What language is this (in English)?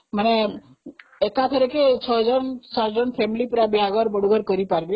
Odia